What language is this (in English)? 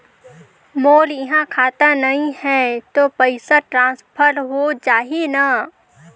Chhattisgarhi